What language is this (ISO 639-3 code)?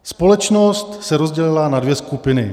ces